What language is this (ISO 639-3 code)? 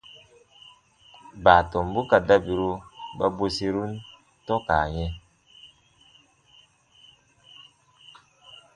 bba